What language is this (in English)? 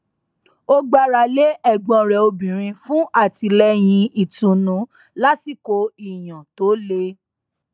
Yoruba